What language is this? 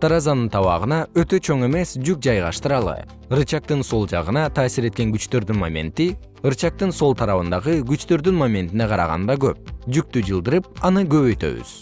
Kyrgyz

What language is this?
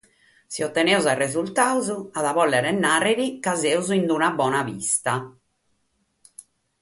Sardinian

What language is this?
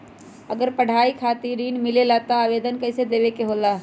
Magahi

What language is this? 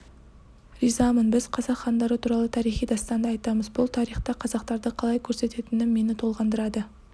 Kazakh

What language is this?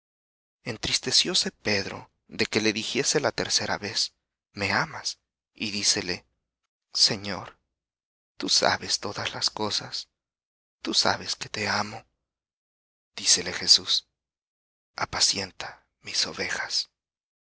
Spanish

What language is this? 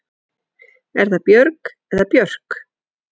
Icelandic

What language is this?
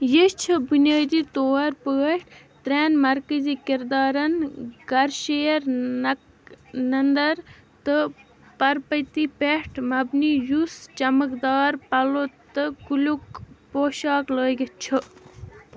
Kashmiri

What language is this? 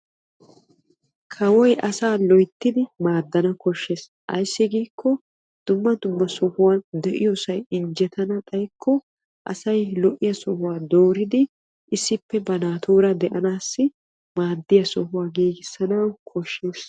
Wolaytta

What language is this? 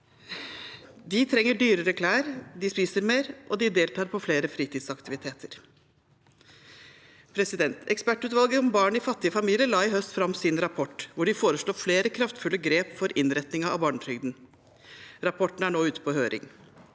Norwegian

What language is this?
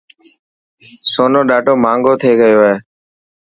Dhatki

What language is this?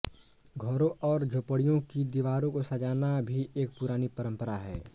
Hindi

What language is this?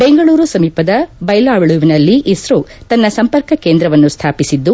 Kannada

